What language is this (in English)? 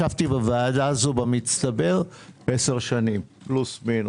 Hebrew